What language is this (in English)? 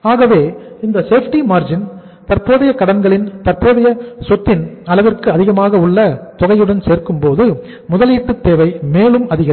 Tamil